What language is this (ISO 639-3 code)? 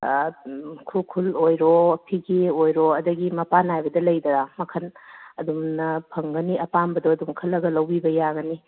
mni